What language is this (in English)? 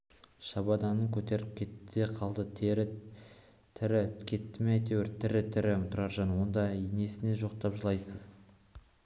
Kazakh